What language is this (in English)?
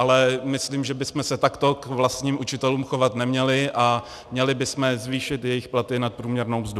Czech